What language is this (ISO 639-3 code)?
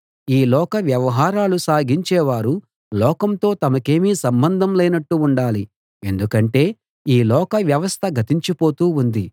tel